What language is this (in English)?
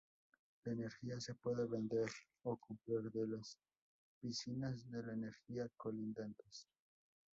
Spanish